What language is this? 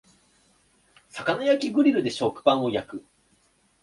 Japanese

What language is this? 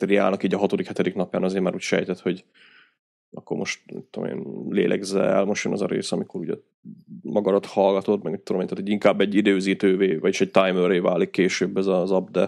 Hungarian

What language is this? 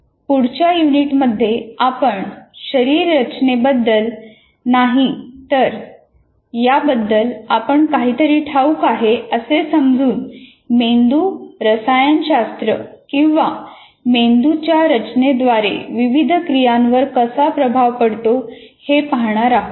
Marathi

